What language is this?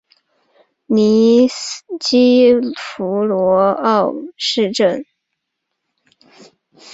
Chinese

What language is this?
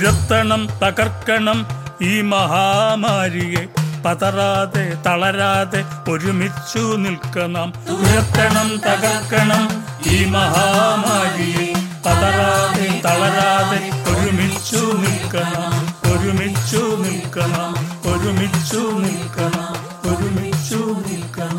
Malayalam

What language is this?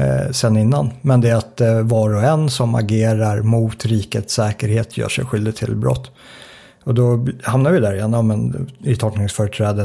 Swedish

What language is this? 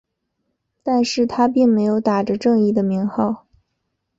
Chinese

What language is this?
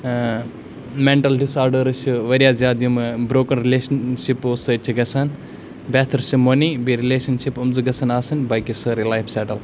Kashmiri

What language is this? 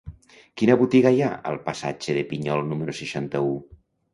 Catalan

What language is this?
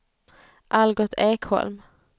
Swedish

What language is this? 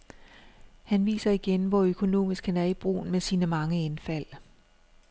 Danish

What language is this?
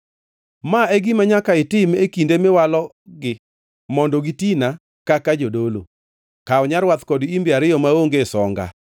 Luo (Kenya and Tanzania)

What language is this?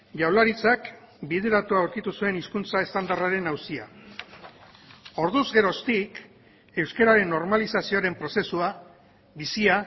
Basque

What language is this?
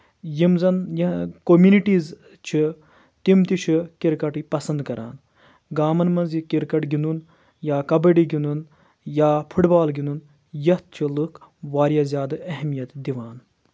Kashmiri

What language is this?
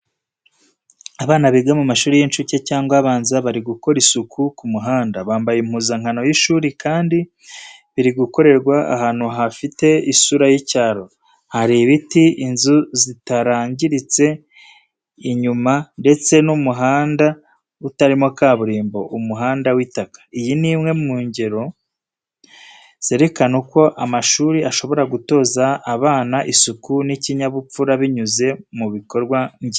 Kinyarwanda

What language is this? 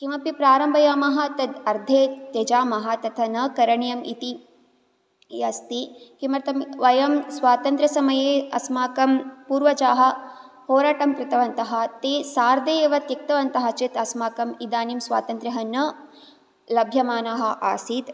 Sanskrit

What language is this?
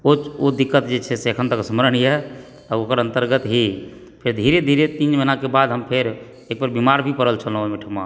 Maithili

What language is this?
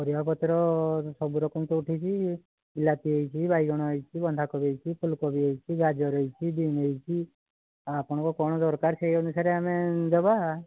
Odia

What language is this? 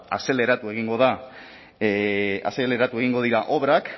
Basque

